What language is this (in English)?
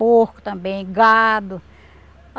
Portuguese